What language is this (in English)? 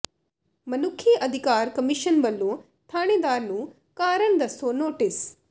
Punjabi